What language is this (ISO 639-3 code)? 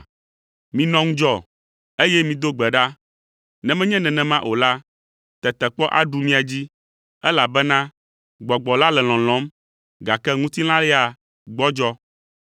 ewe